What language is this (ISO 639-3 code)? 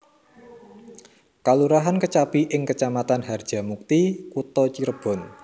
jav